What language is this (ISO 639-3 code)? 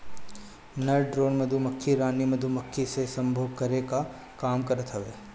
bho